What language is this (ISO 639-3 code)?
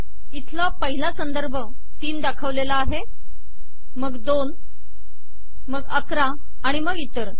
mar